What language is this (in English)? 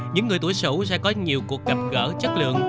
Vietnamese